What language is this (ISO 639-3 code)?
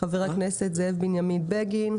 heb